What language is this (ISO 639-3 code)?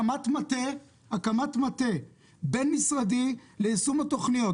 heb